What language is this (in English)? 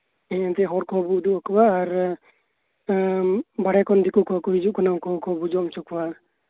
Santali